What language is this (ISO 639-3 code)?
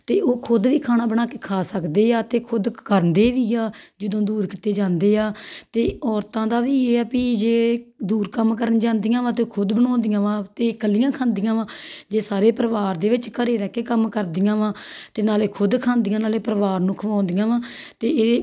pan